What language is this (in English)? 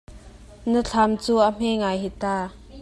Hakha Chin